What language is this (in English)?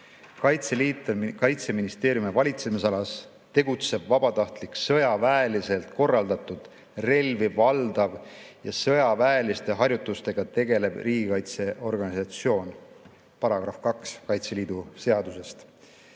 Estonian